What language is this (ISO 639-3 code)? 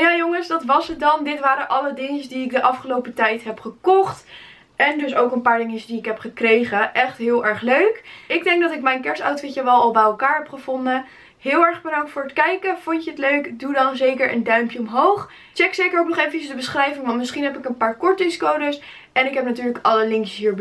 nld